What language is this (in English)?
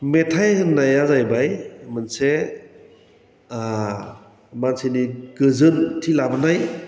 Bodo